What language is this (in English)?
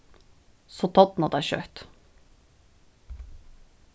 Faroese